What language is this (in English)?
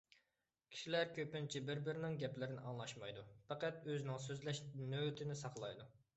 Uyghur